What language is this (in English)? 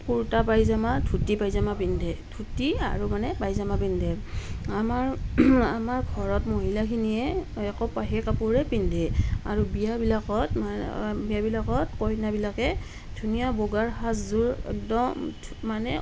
Assamese